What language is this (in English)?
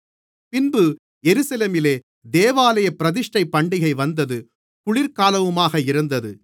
Tamil